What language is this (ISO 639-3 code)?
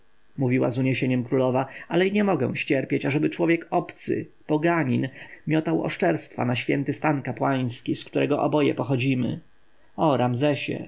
pol